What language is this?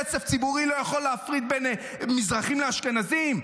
Hebrew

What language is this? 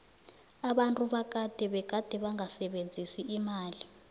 South Ndebele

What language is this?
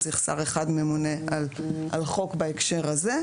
Hebrew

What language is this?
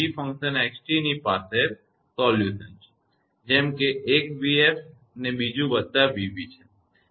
Gujarati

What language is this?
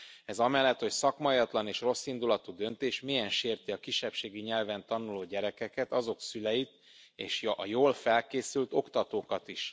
Hungarian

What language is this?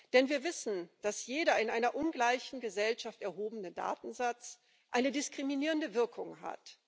German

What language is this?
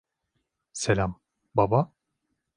Turkish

